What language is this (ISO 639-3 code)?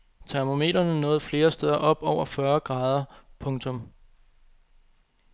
dan